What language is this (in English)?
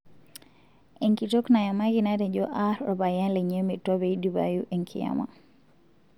Masai